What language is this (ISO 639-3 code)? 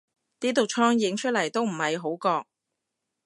yue